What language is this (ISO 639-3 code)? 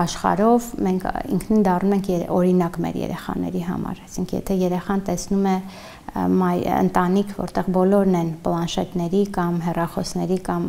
tur